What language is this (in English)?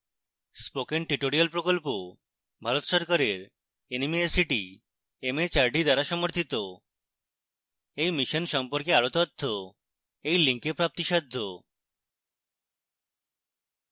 Bangla